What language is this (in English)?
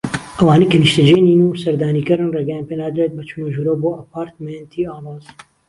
Central Kurdish